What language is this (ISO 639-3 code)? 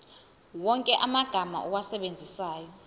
zul